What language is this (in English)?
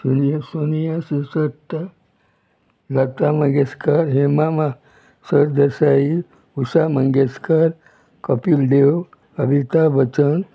Konkani